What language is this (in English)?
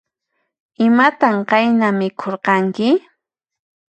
Puno Quechua